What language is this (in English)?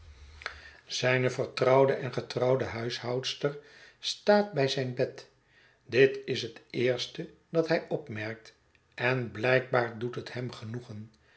Dutch